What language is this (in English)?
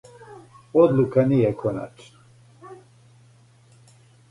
Serbian